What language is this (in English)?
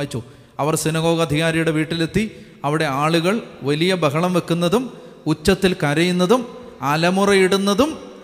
Malayalam